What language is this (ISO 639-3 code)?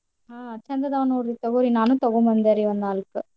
kan